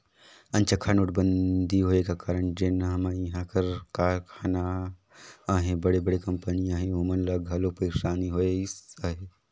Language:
Chhattisgarhi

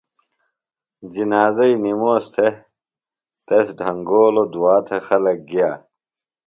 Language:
Phalura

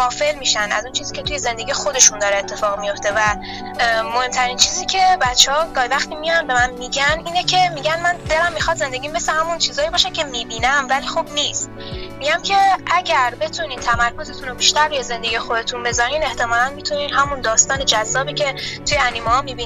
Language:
Persian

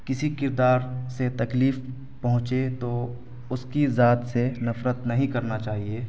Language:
Urdu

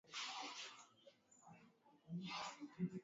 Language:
Swahili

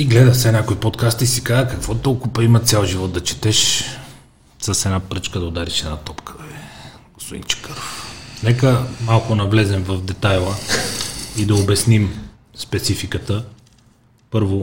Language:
Bulgarian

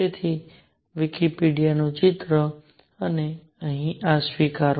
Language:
Gujarati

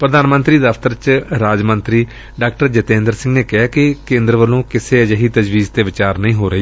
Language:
Punjabi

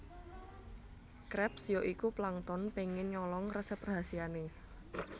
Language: Javanese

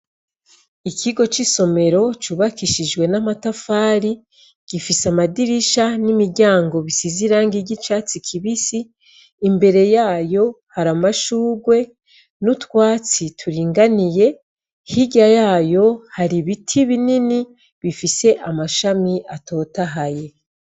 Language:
Rundi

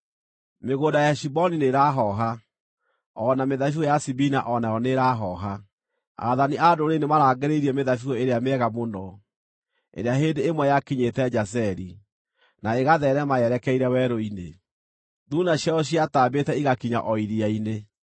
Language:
Kikuyu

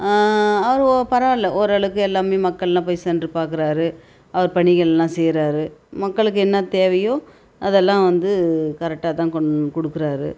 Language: Tamil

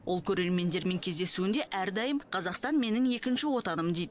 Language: Kazakh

